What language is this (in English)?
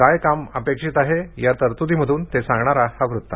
Marathi